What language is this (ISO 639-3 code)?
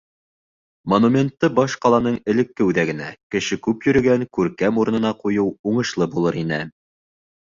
bak